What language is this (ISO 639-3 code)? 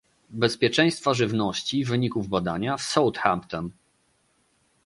pol